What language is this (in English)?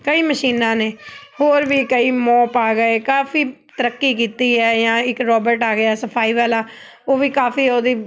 Punjabi